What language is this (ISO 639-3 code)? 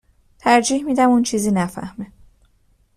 fas